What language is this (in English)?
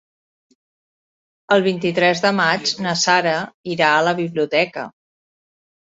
Catalan